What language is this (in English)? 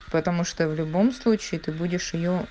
Russian